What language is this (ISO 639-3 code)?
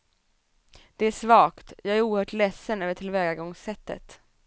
swe